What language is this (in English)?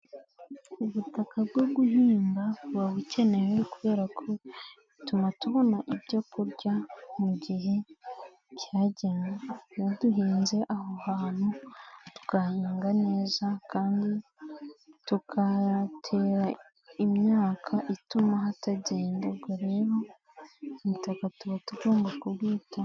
Kinyarwanda